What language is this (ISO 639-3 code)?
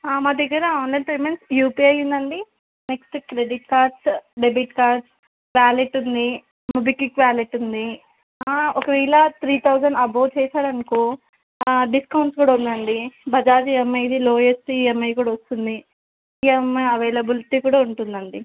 tel